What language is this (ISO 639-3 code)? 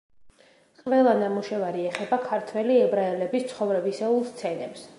kat